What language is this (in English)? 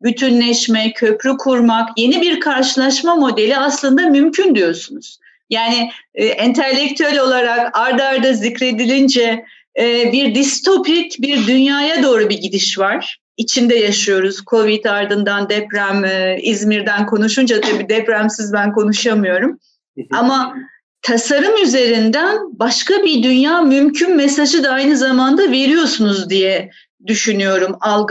Turkish